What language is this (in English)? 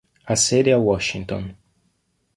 Italian